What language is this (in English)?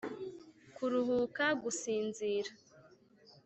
Kinyarwanda